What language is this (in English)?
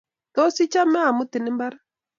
Kalenjin